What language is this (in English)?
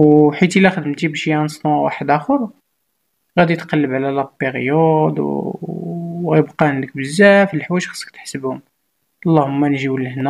Arabic